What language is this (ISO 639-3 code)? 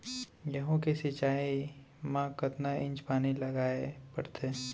hne